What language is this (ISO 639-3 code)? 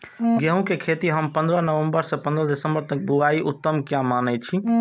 mai